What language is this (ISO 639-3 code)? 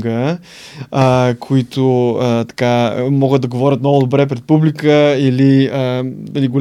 bul